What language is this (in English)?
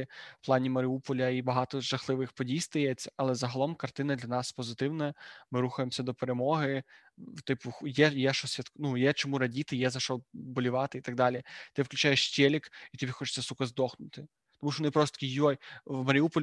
Ukrainian